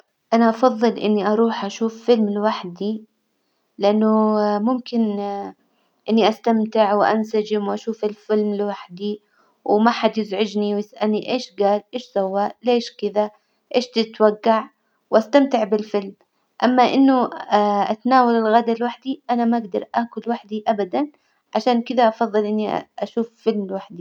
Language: Hijazi Arabic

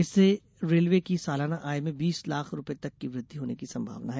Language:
Hindi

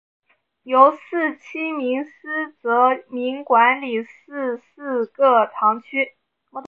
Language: Chinese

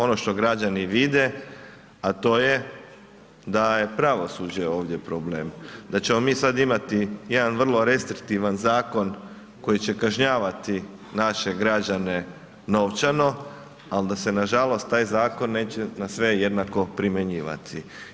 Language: Croatian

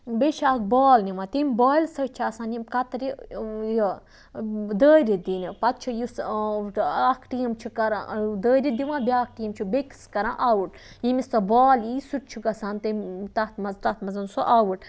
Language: Kashmiri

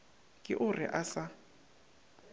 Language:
Northern Sotho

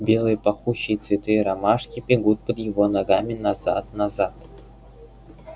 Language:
Russian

